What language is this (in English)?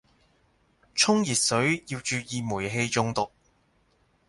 Cantonese